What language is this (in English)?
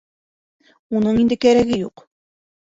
Bashkir